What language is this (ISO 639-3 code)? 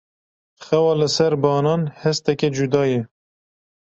kur